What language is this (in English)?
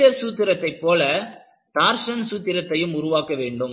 Tamil